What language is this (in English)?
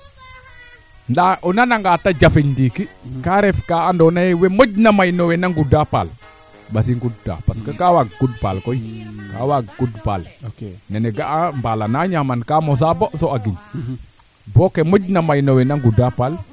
Serer